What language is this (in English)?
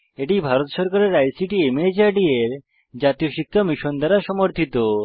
Bangla